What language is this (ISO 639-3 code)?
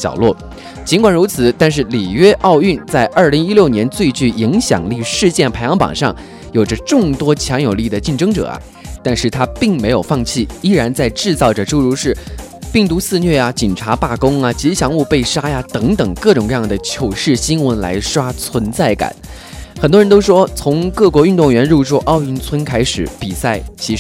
zho